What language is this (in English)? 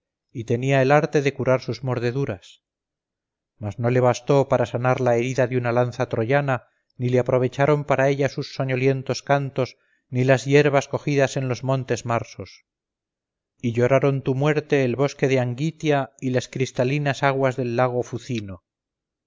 Spanish